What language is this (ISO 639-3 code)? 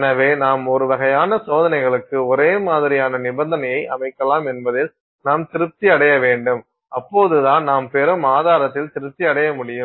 tam